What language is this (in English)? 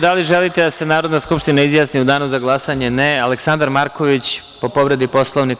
Serbian